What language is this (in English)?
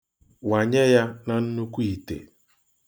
Igbo